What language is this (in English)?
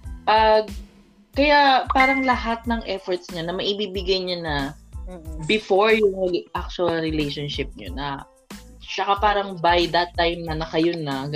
Filipino